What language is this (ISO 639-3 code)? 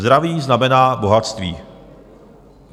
ces